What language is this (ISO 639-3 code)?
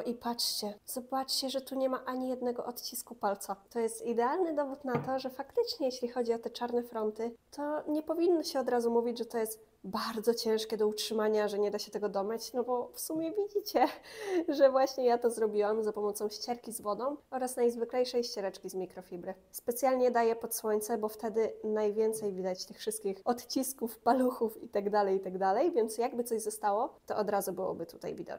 pol